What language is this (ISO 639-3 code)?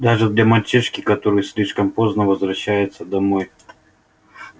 rus